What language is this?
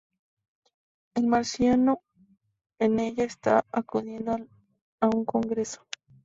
Spanish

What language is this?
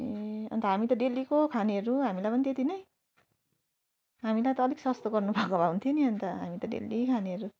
Nepali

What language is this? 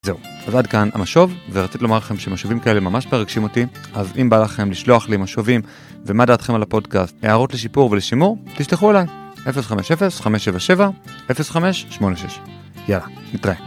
Hebrew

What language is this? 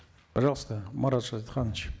Kazakh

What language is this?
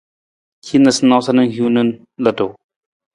Nawdm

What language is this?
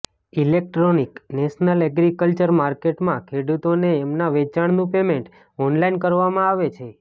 Gujarati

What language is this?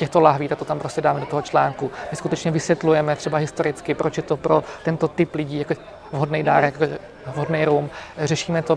Czech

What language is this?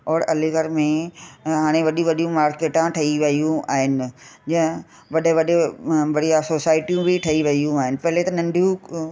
Sindhi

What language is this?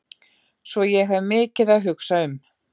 Icelandic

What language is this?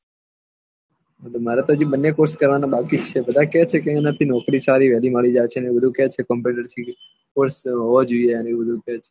Gujarati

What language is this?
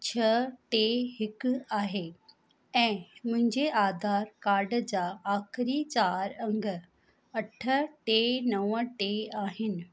Sindhi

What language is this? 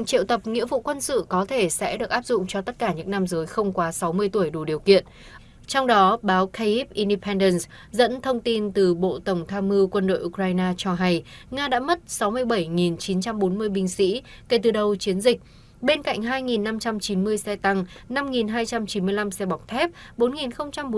Vietnamese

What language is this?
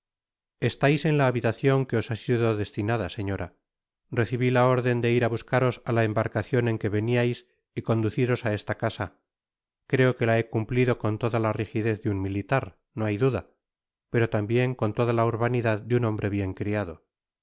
Spanish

